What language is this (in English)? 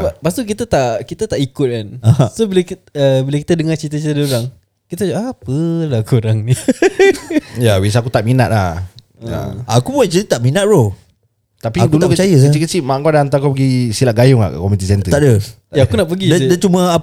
Malay